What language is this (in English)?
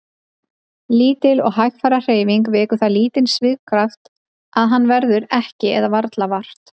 Icelandic